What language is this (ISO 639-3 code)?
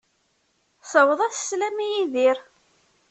kab